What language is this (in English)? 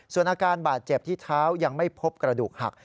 Thai